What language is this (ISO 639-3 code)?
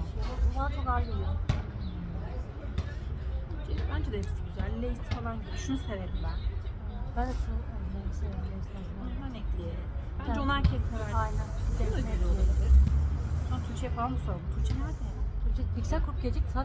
tur